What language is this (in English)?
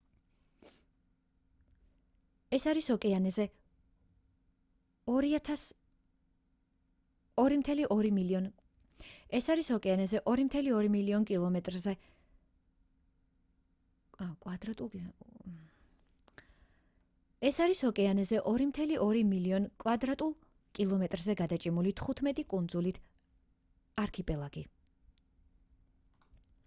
Georgian